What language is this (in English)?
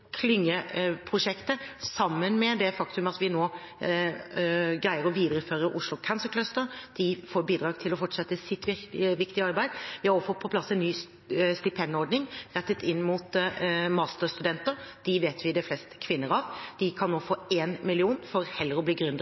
Norwegian Bokmål